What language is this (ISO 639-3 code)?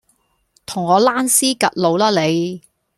yue